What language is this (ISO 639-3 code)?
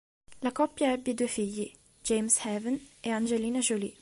ita